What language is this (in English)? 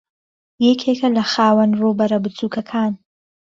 Central Kurdish